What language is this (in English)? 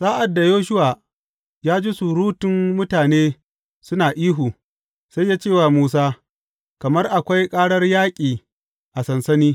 Hausa